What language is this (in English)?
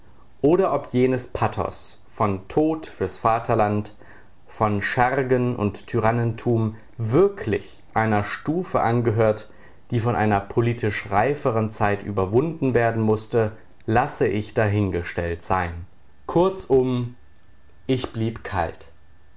German